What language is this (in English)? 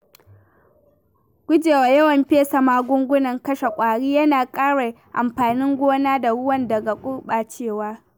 Hausa